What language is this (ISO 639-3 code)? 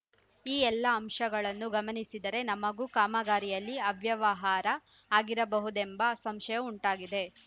kan